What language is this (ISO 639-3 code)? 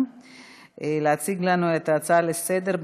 heb